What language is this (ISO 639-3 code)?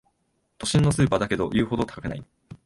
jpn